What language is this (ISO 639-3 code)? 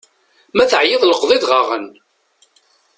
kab